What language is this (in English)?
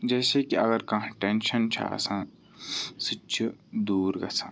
Kashmiri